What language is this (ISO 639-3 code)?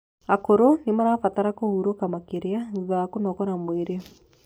kik